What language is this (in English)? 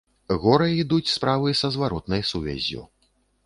Belarusian